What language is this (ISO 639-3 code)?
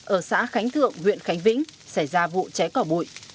vie